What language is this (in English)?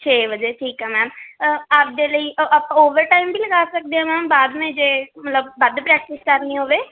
Punjabi